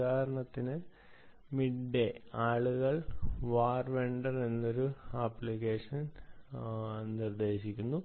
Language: Malayalam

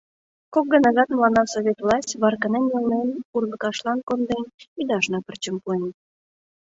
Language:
Mari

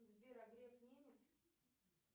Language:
Russian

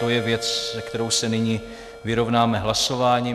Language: Czech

